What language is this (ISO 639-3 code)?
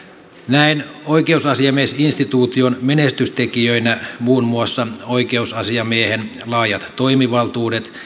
fin